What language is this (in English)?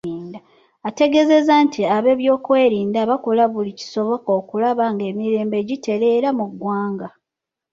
Ganda